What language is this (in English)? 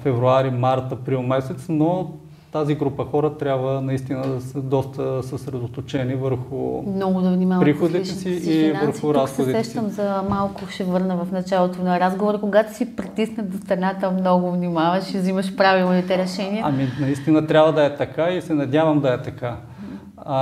Bulgarian